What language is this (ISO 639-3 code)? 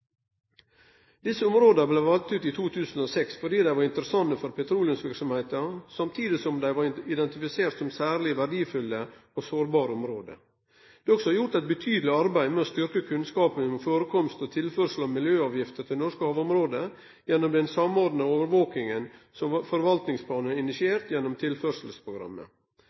nno